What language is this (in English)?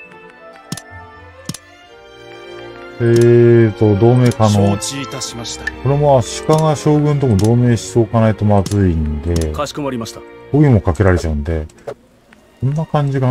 Japanese